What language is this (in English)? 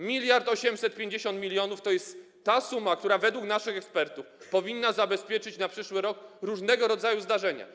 Polish